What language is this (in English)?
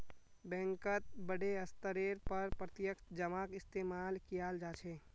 Magahi